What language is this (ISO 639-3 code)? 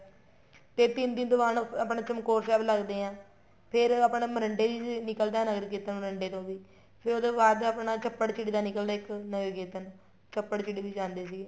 pan